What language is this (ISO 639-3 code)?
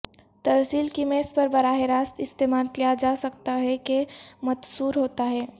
urd